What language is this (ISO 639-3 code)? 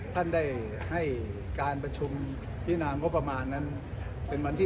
tha